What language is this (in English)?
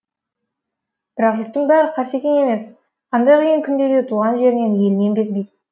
Kazakh